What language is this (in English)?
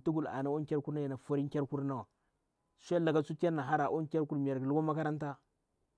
Bura-Pabir